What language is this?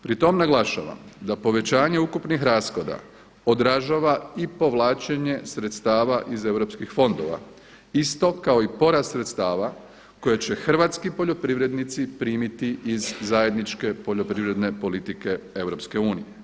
Croatian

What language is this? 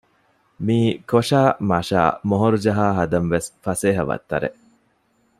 Divehi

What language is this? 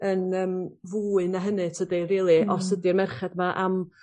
Welsh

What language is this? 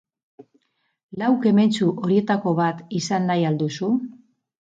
Basque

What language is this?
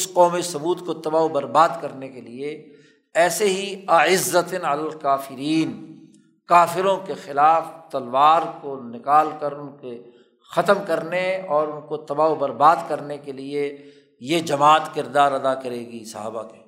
Urdu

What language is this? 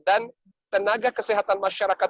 Indonesian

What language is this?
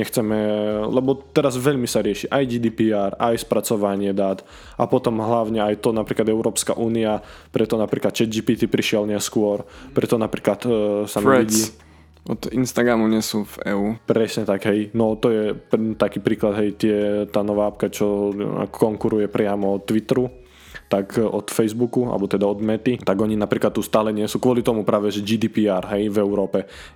Slovak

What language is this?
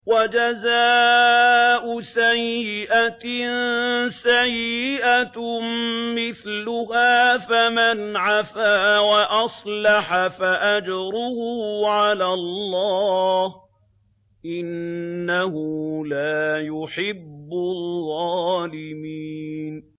Arabic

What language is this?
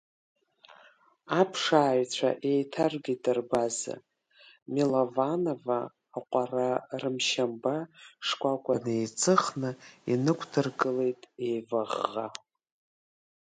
Abkhazian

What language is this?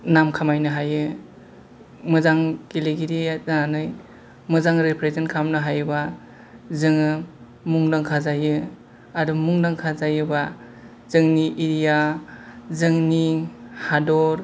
Bodo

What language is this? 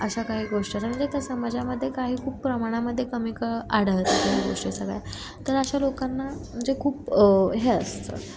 Marathi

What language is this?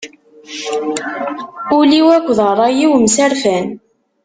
Kabyle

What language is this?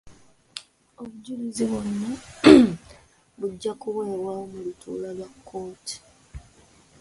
Ganda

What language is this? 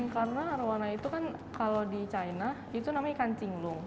Indonesian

